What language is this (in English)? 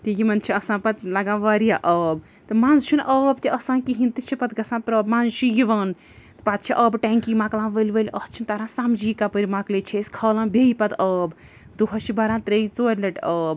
Kashmiri